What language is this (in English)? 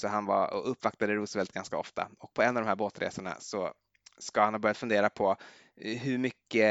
Swedish